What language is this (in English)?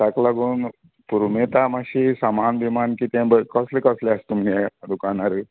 Konkani